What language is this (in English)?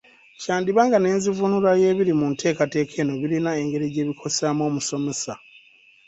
Ganda